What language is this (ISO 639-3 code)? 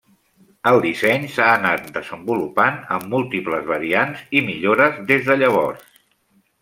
cat